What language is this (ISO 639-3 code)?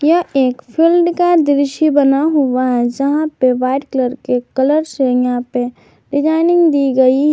hin